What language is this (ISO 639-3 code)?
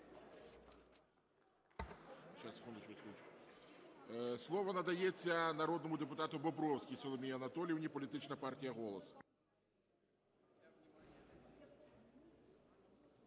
ukr